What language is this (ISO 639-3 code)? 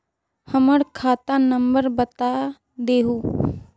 mag